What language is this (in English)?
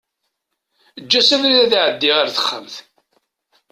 Kabyle